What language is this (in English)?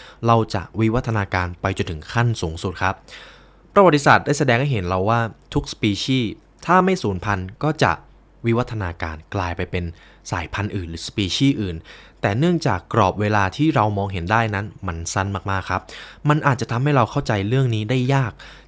Thai